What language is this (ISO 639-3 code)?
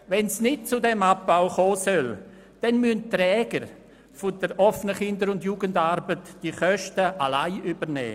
gsw